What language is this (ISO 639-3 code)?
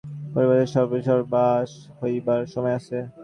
ben